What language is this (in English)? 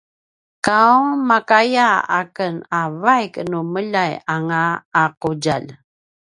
Paiwan